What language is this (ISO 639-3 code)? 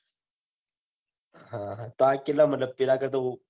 guj